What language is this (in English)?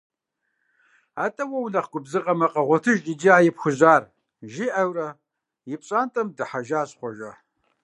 Kabardian